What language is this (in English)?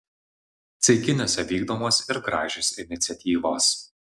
Lithuanian